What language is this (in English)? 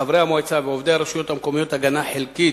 Hebrew